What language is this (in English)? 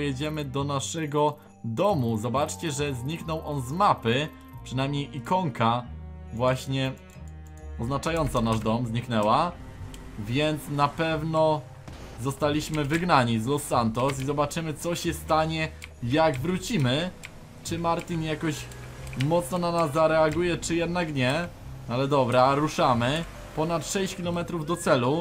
Polish